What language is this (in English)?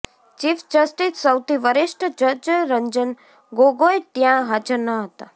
Gujarati